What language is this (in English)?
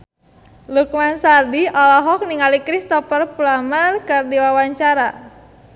Sundanese